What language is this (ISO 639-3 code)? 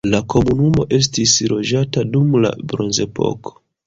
epo